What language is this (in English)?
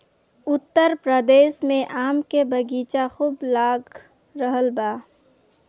Bhojpuri